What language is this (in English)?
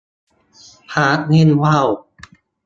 Thai